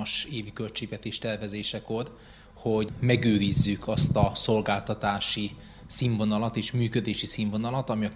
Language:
Hungarian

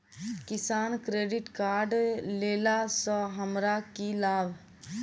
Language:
Maithili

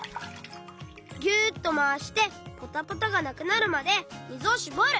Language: Japanese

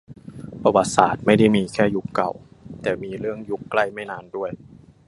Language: Thai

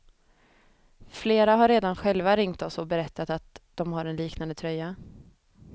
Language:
Swedish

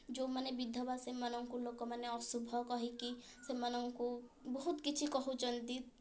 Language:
Odia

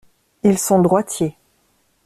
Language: French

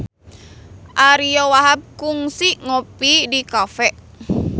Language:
Sundanese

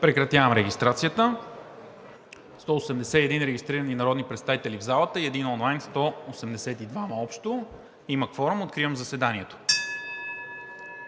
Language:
Bulgarian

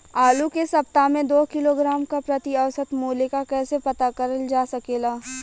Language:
Bhojpuri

